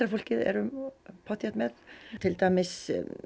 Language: Icelandic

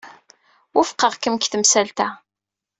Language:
Kabyle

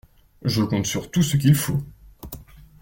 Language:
French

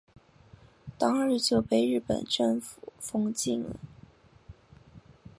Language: Chinese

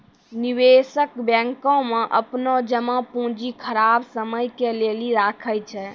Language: Maithili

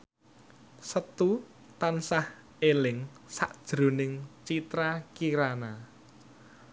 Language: Javanese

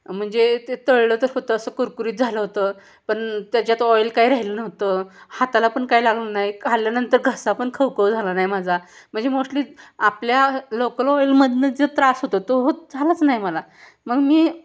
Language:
Marathi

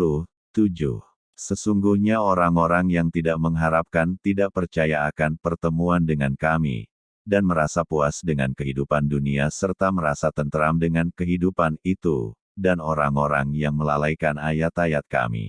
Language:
Indonesian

